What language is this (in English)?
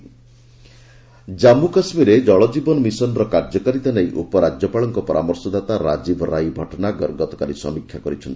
Odia